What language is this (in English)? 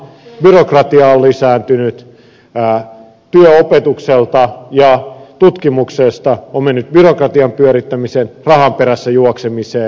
Finnish